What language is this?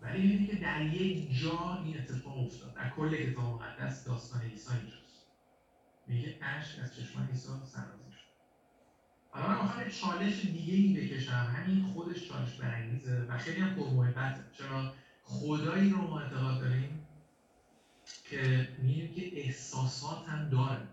Persian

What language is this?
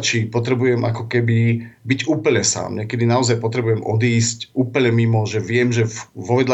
Slovak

